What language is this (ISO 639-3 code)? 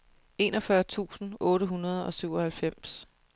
dan